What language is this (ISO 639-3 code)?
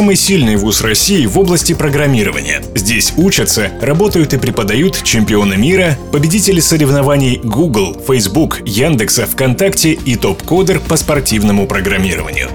rus